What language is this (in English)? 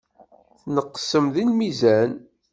Kabyle